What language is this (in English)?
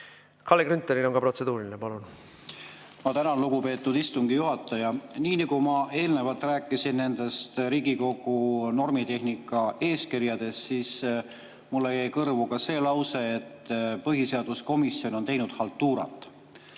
Estonian